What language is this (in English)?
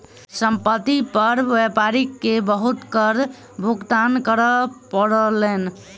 Maithili